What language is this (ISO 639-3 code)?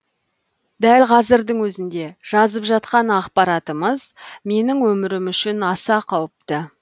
kaz